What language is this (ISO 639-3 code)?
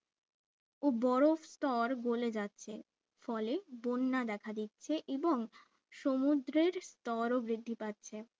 ben